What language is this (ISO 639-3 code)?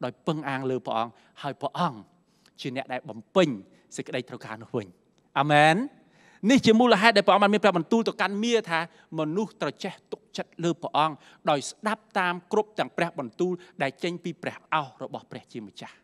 tha